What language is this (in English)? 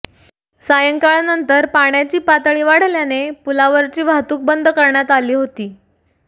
Marathi